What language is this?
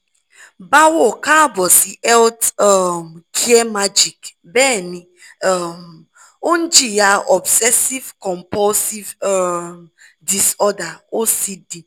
Yoruba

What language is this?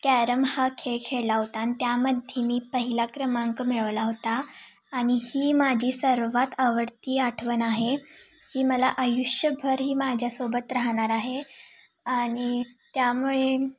Marathi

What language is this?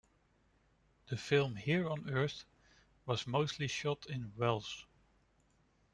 English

